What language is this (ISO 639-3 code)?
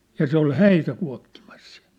fin